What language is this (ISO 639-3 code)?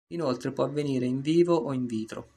ita